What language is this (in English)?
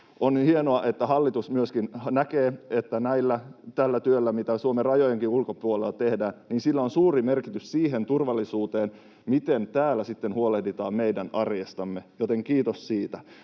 Finnish